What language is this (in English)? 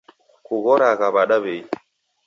Taita